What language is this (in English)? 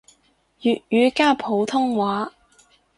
Cantonese